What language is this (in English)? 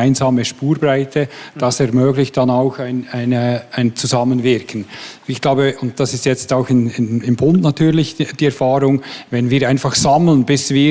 German